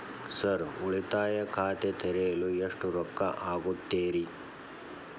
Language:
Kannada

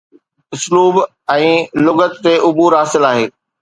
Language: Sindhi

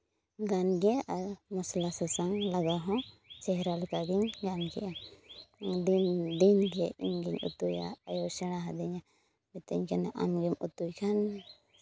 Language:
Santali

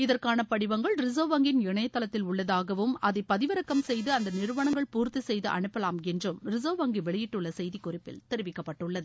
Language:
Tamil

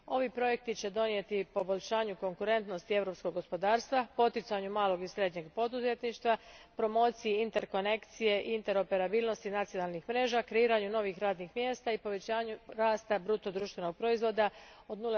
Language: Croatian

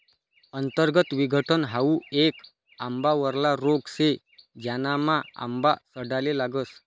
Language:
Marathi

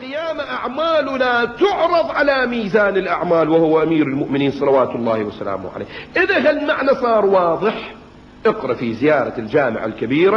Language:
Arabic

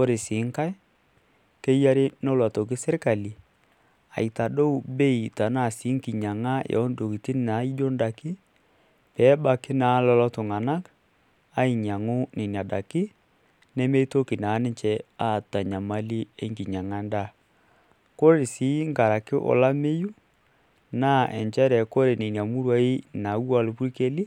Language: Masai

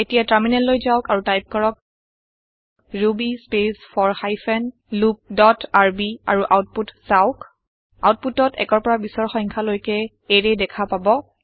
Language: Assamese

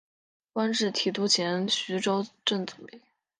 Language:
Chinese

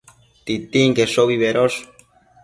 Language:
Matsés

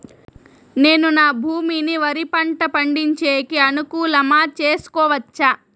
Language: Telugu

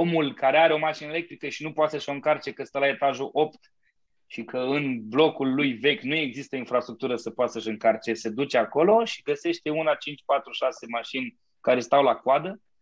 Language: Romanian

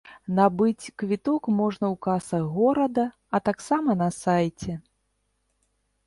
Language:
Belarusian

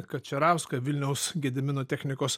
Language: Lithuanian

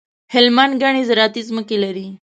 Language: Pashto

